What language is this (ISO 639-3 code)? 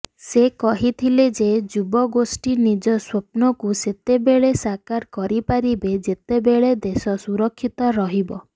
ori